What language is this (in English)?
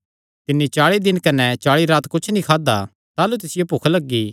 Kangri